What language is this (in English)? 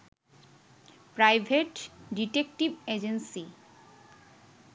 Bangla